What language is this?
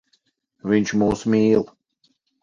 Latvian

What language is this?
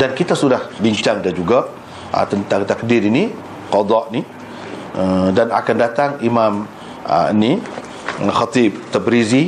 Malay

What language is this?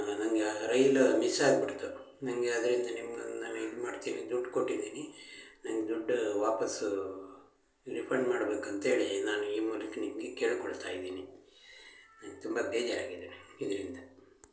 Kannada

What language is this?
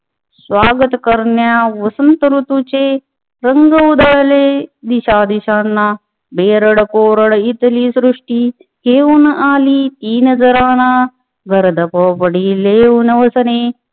Marathi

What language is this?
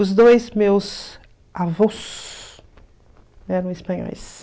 Portuguese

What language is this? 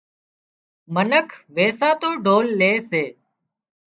Wadiyara Koli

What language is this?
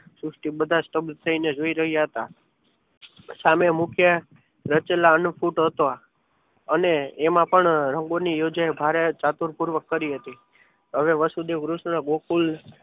Gujarati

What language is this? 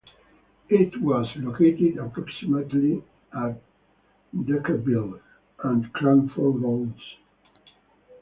English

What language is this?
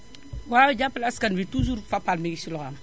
Wolof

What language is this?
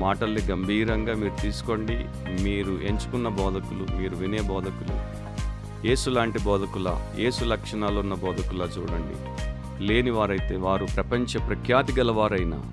Telugu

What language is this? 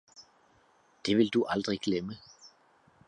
Danish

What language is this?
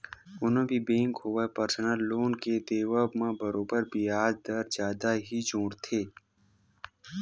Chhattisgarhi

